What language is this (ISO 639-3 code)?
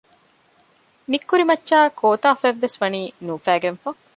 div